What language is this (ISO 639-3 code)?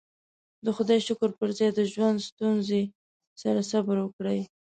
pus